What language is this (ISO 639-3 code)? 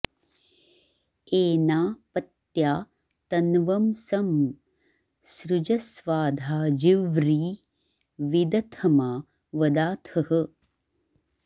san